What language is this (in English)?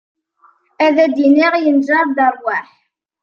Kabyle